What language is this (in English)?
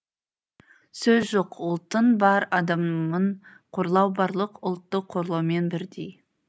Kazakh